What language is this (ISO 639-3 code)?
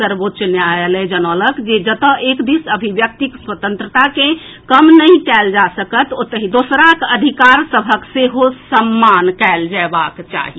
mai